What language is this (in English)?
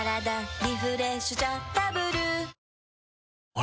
Japanese